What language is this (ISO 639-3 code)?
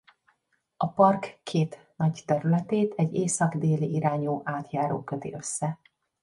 hun